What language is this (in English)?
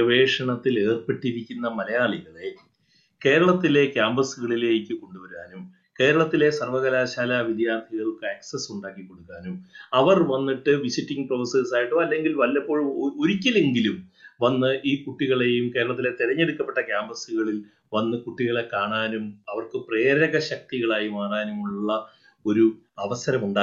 Malayalam